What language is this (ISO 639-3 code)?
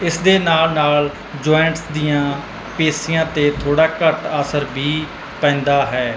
pan